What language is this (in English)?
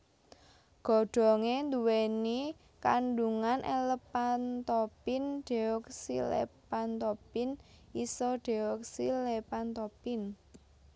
Javanese